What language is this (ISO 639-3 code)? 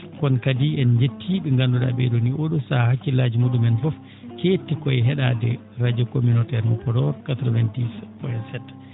ful